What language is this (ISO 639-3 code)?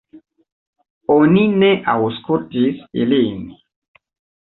epo